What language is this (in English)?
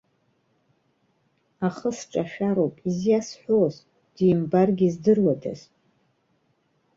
Abkhazian